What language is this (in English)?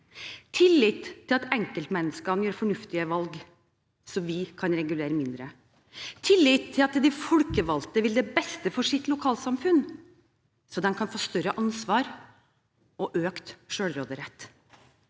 Norwegian